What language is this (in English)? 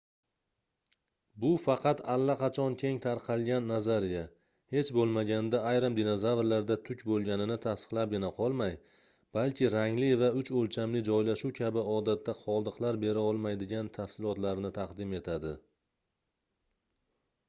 Uzbek